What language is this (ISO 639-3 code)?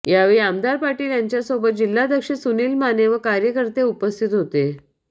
mar